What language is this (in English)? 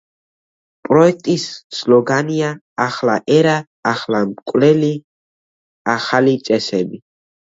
Georgian